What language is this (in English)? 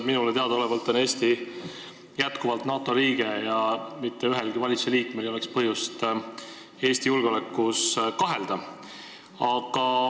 Estonian